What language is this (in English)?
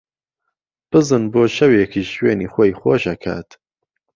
Central Kurdish